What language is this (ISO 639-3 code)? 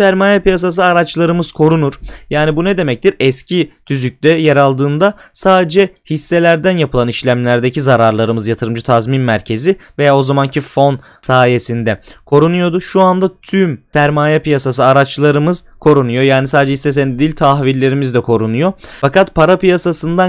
tur